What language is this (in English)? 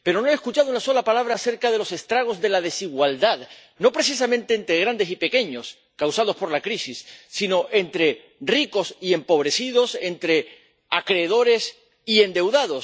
Spanish